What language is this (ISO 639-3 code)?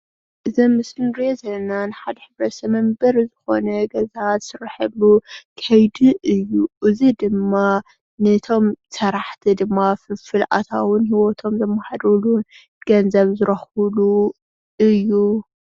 tir